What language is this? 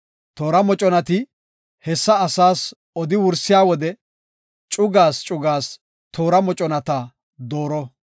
Gofa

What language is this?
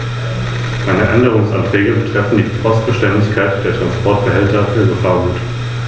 German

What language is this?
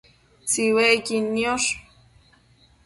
Matsés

